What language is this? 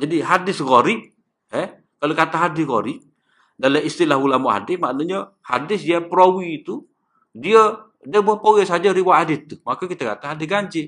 Malay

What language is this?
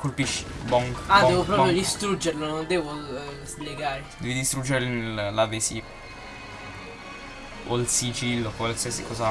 Italian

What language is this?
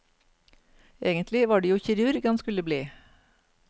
Norwegian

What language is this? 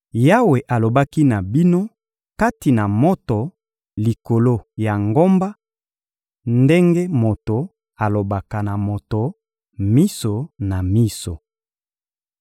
Lingala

